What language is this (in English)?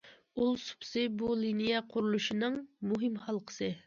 Uyghur